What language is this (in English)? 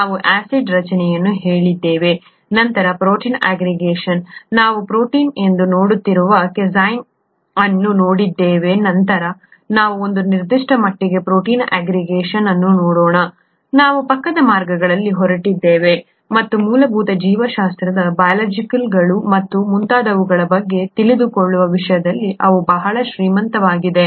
Kannada